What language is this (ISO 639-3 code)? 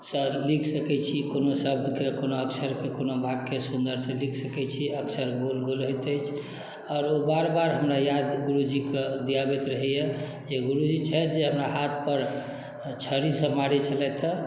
mai